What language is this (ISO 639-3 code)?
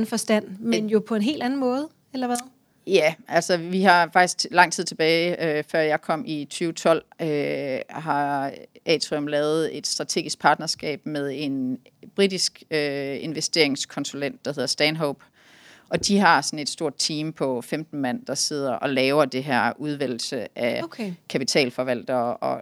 dan